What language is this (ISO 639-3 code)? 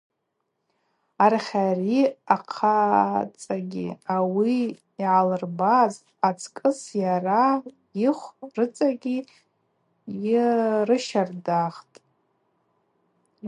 abq